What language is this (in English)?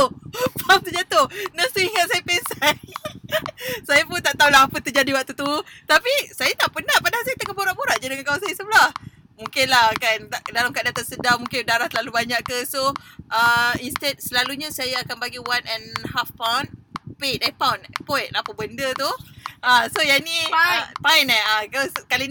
Malay